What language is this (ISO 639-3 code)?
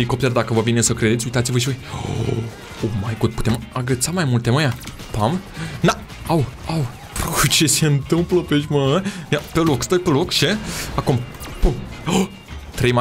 ron